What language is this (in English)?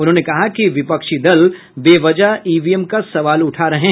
Hindi